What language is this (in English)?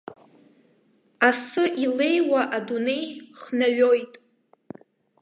Abkhazian